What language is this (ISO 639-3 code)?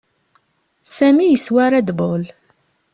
kab